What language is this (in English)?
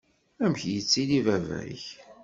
Kabyle